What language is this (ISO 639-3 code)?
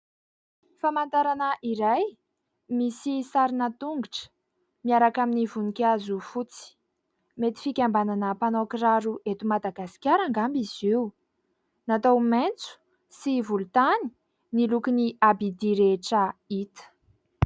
mlg